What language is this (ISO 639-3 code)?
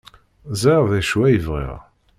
kab